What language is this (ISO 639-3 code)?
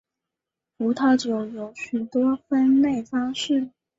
zho